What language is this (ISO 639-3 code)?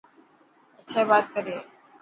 mki